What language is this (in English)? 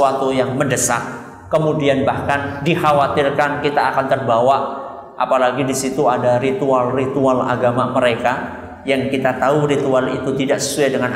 Indonesian